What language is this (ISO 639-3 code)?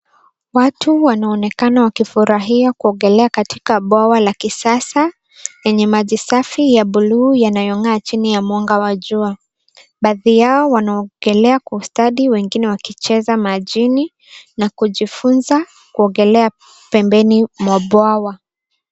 swa